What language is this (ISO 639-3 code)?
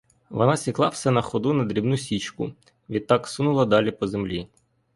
ukr